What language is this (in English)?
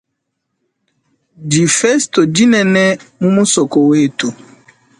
Luba-Lulua